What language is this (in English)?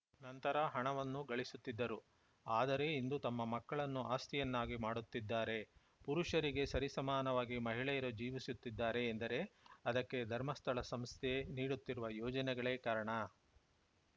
Kannada